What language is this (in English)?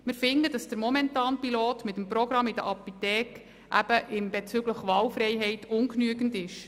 Swiss German